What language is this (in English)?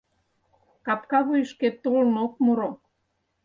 Mari